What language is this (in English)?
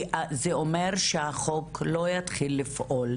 Hebrew